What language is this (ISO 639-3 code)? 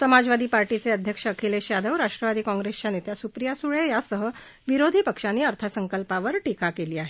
mar